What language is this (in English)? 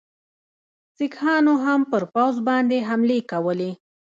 Pashto